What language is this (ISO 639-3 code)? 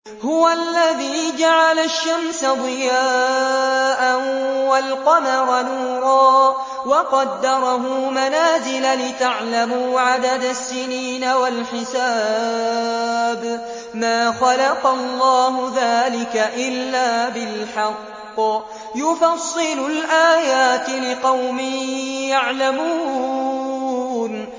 ara